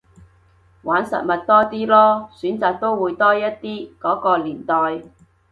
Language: Cantonese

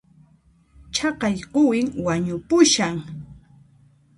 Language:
Puno Quechua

